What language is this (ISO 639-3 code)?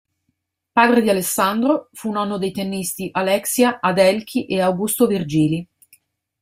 ita